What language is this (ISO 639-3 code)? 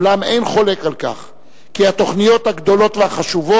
heb